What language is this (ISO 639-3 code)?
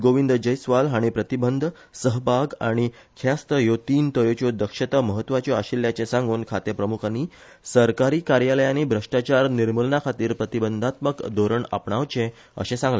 kok